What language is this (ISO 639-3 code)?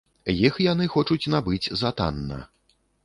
bel